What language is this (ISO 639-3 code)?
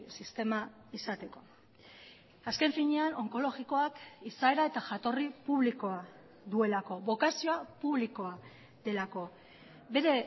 eus